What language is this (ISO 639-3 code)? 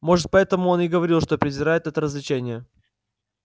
rus